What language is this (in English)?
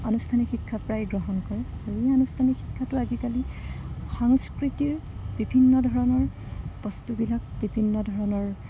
Assamese